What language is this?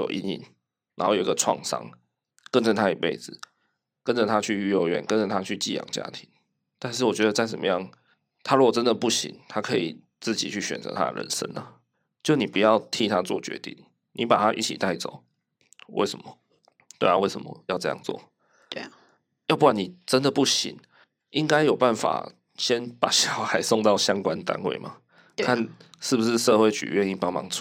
Chinese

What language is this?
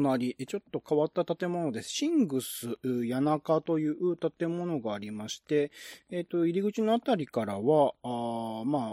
Japanese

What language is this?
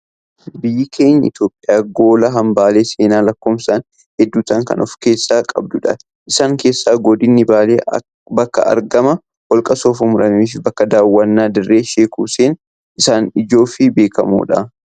Oromo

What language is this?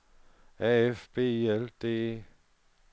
Danish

